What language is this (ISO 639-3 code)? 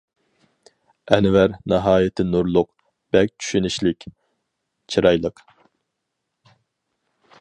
uig